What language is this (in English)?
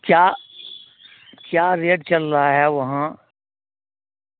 Urdu